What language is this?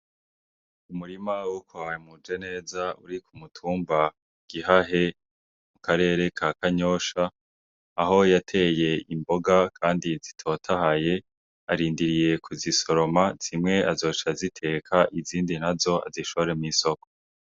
Rundi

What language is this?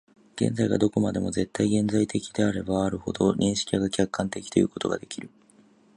Japanese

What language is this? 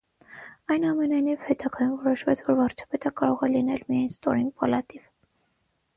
Armenian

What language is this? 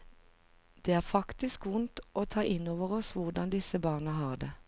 Norwegian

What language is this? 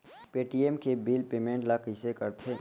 Chhattisgarhi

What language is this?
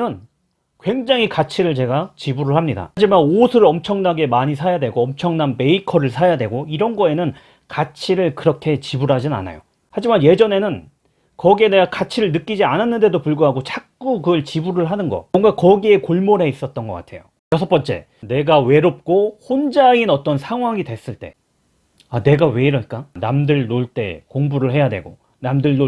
Korean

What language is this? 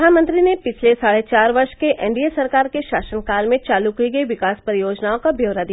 Hindi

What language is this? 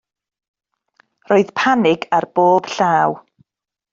Welsh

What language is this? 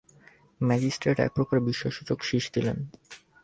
Bangla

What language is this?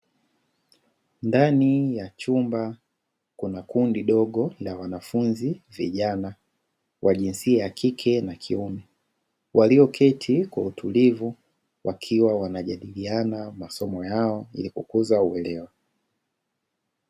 Swahili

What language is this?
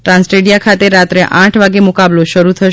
Gujarati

